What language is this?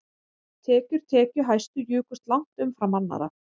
Icelandic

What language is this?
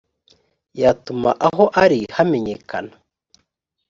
Kinyarwanda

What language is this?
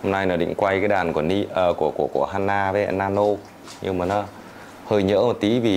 Vietnamese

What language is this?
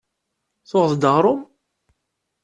Kabyle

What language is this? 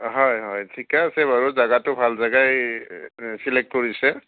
Assamese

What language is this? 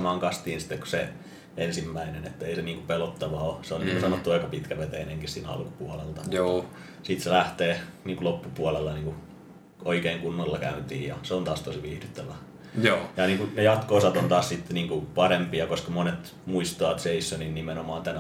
Finnish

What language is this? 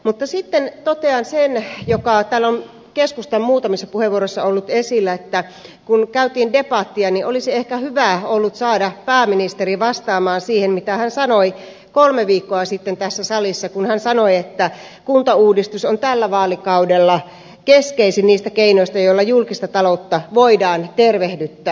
Finnish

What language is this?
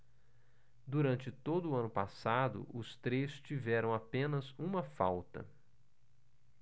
Portuguese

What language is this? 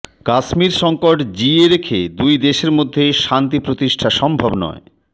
Bangla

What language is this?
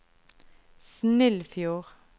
Norwegian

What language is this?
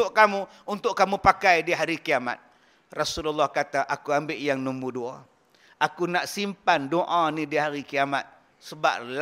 Malay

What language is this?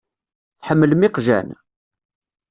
Kabyle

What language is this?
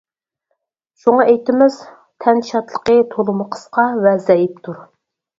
Uyghur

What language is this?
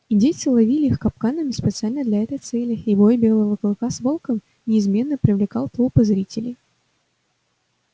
Russian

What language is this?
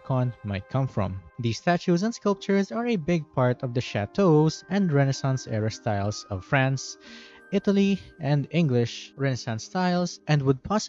English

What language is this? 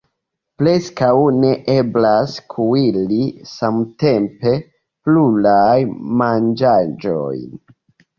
Esperanto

